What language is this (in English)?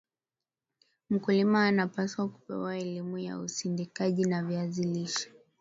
Swahili